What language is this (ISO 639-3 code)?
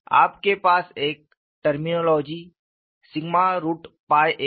hin